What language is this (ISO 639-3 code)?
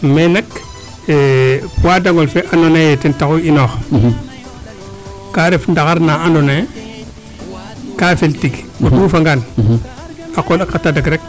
srr